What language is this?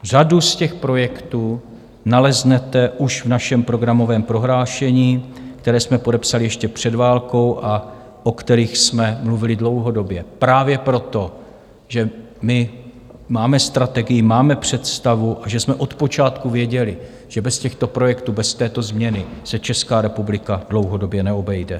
Czech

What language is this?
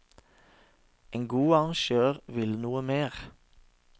Norwegian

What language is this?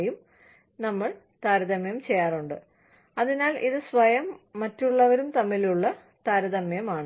Malayalam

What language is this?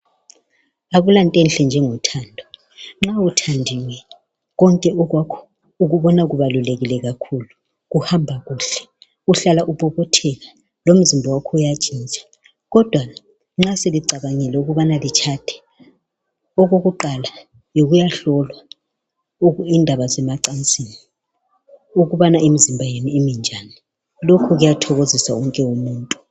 North Ndebele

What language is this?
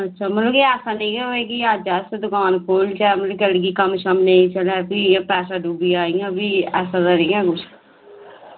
Dogri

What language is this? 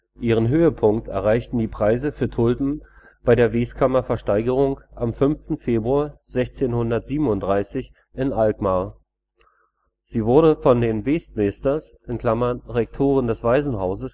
German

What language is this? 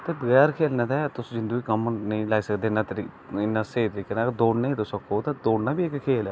Dogri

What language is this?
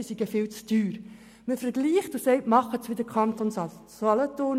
Swiss German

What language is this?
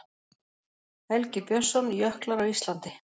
Icelandic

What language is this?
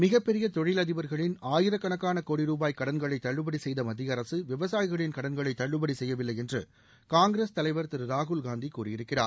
Tamil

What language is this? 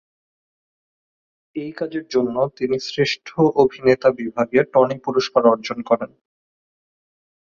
Bangla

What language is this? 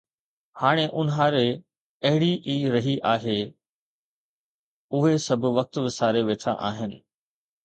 Sindhi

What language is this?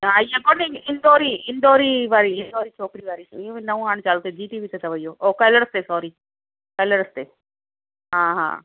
Sindhi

